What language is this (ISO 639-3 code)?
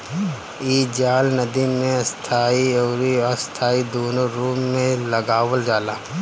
bho